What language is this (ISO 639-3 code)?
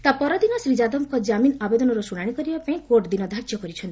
ori